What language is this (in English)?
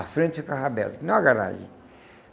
Portuguese